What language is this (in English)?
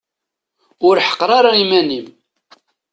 Kabyle